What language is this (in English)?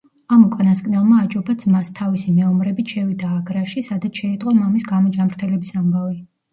Georgian